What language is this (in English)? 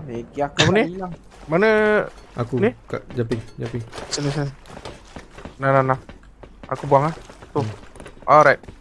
Malay